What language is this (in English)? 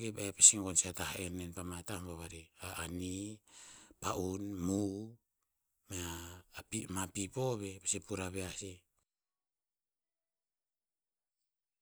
Tinputz